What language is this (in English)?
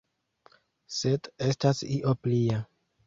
Esperanto